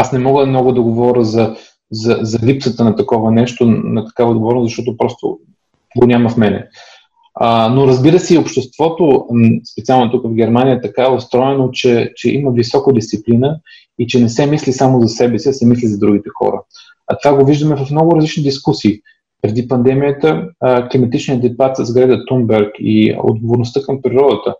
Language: Bulgarian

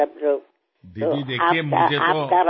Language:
Telugu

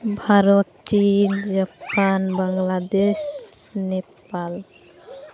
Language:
Santali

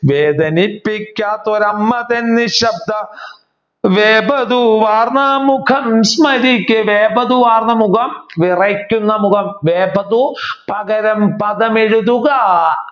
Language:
Malayalam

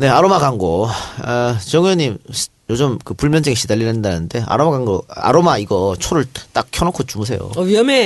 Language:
Korean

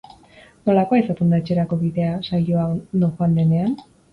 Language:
Basque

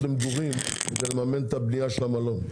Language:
Hebrew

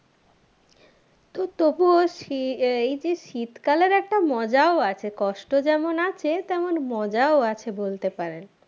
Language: Bangla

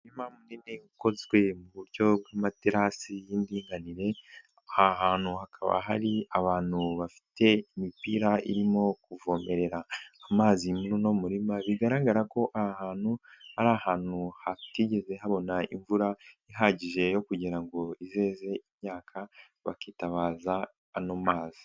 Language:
Kinyarwanda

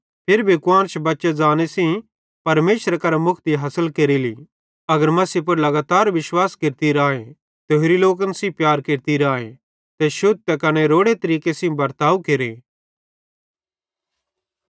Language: Bhadrawahi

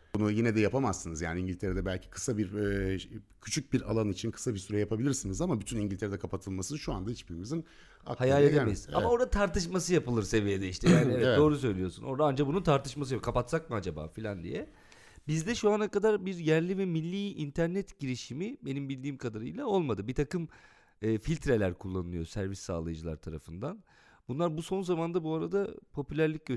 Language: Turkish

